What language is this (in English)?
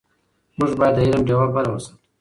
Pashto